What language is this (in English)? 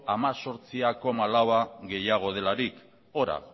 Basque